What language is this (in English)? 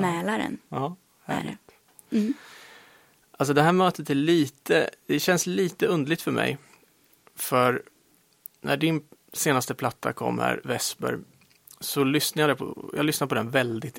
Swedish